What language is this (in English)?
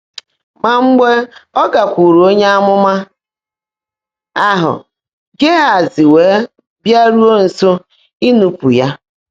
Igbo